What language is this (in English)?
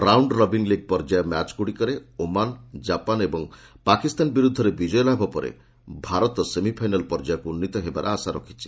Odia